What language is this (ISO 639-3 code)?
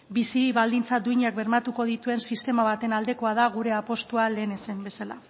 eus